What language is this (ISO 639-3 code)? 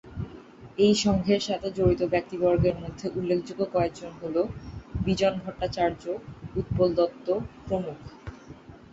ben